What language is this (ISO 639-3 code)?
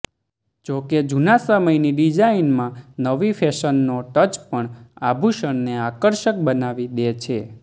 guj